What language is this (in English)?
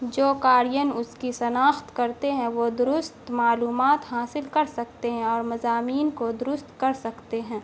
Urdu